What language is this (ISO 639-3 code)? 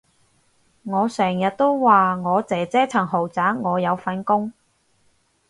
yue